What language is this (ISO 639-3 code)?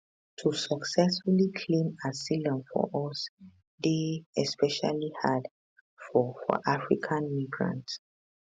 pcm